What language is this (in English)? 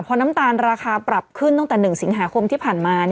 Thai